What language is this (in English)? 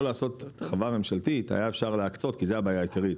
Hebrew